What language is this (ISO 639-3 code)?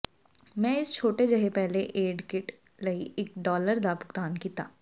pan